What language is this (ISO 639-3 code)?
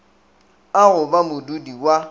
nso